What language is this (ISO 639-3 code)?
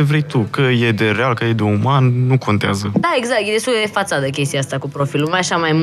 ron